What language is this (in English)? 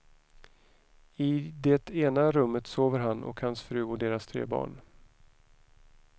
Swedish